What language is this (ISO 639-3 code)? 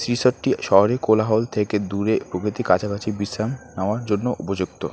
ben